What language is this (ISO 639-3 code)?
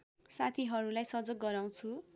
nep